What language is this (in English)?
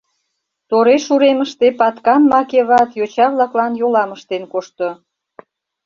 Mari